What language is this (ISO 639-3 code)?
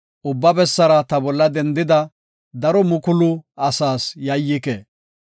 gof